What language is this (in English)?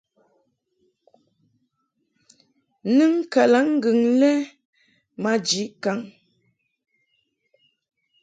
Mungaka